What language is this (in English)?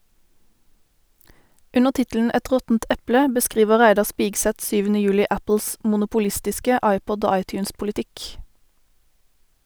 Norwegian